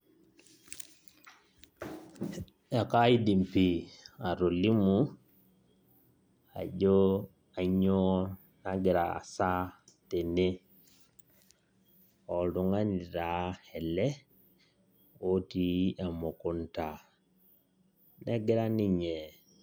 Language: Masai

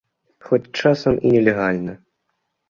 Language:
Belarusian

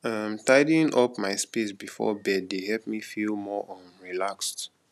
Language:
Nigerian Pidgin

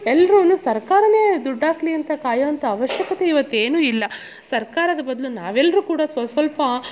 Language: Kannada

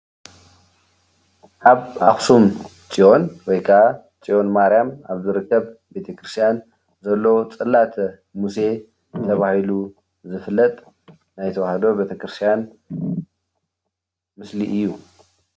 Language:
Tigrinya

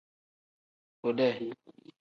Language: Tem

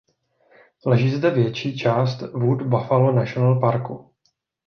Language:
Czech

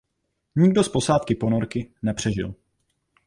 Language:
Czech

